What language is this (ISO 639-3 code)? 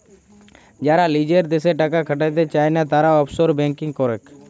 ben